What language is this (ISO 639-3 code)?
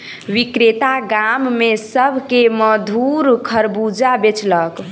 mai